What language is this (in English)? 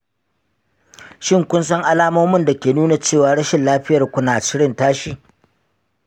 Hausa